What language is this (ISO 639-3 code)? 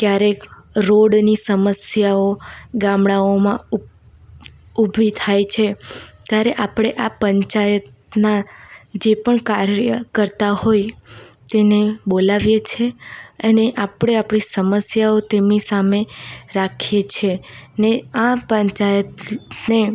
guj